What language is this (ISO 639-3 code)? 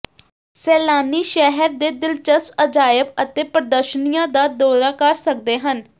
pan